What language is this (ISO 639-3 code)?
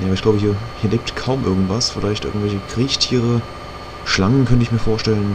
deu